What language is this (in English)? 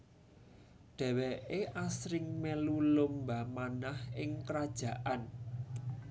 Javanese